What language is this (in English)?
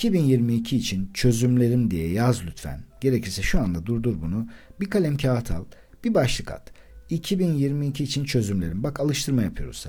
Turkish